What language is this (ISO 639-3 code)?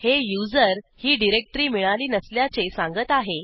mar